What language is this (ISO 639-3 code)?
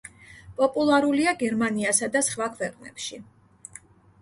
kat